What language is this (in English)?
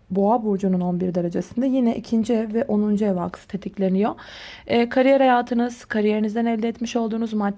Turkish